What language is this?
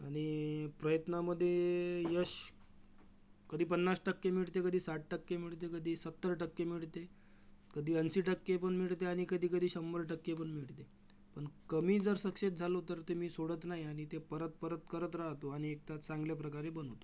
Marathi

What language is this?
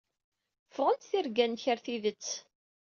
Kabyle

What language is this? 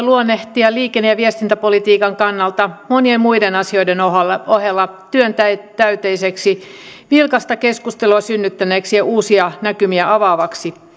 Finnish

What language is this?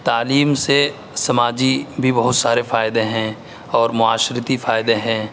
Urdu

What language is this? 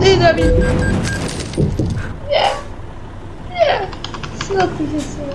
Polish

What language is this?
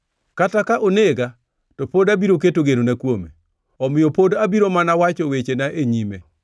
Luo (Kenya and Tanzania)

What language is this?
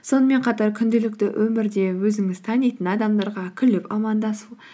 Kazakh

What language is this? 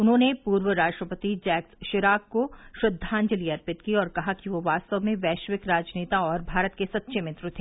Hindi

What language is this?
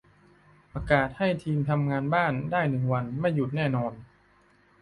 Thai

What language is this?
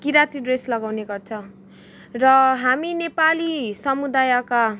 Nepali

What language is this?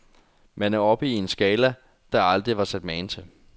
Danish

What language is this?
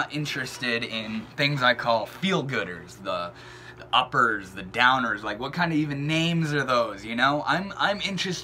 English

